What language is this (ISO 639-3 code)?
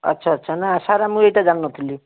ori